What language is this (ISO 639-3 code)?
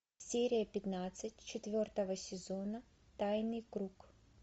rus